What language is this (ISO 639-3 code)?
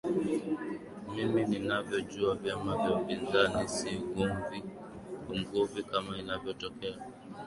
swa